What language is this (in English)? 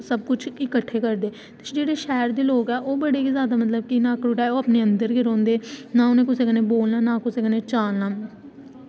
Dogri